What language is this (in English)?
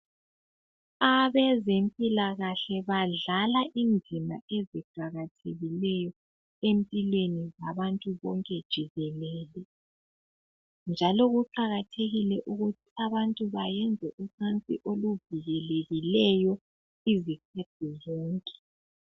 North Ndebele